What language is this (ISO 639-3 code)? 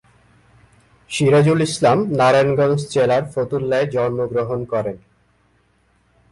ben